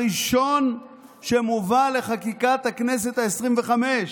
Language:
Hebrew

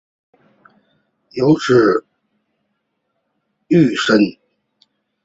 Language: Chinese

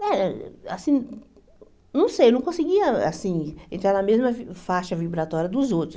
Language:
Portuguese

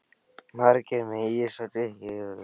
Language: Icelandic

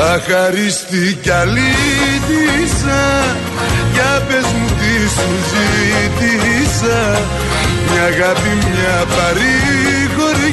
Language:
Greek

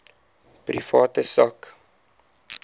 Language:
Afrikaans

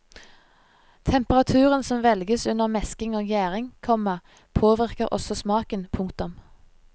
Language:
Norwegian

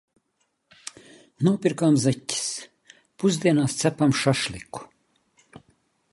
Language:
Latvian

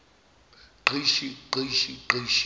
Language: Zulu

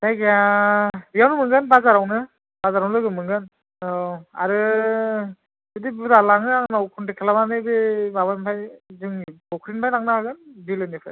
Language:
Bodo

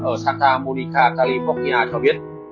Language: Vietnamese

